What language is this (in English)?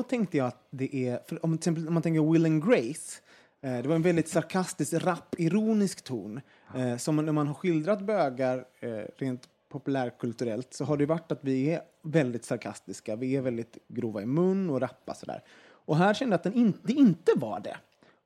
Swedish